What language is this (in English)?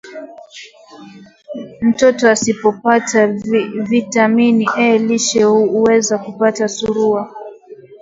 Swahili